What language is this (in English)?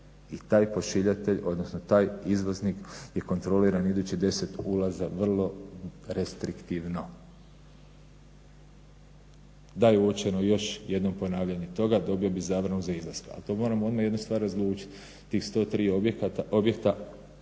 Croatian